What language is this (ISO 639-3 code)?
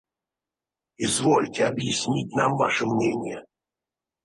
rus